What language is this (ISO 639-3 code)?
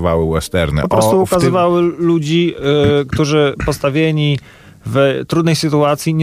pol